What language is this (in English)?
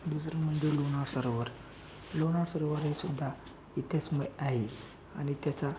Marathi